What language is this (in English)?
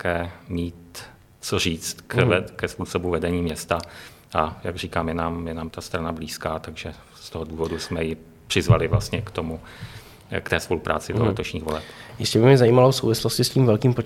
Czech